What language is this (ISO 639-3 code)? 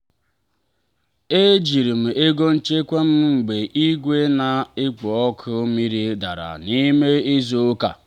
ibo